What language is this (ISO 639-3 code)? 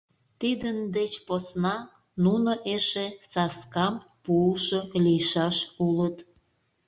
chm